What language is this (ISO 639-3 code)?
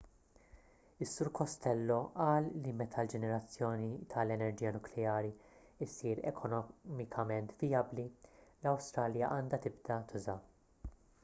mlt